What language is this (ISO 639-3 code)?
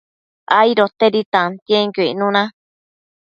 mcf